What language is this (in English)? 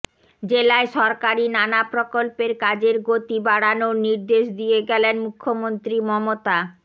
Bangla